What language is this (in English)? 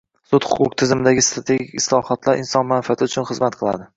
Uzbek